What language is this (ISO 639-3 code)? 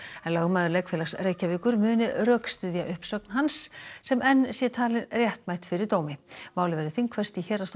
isl